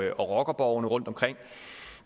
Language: Danish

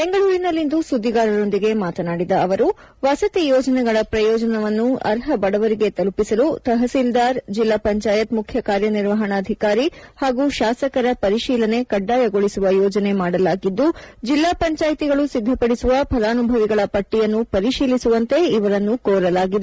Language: Kannada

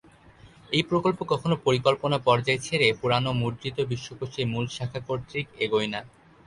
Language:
Bangla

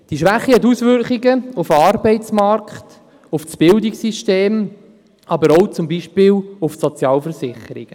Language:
Swiss German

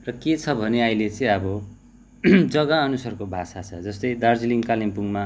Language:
Nepali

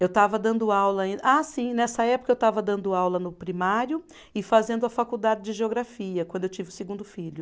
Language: Portuguese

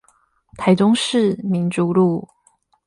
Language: Chinese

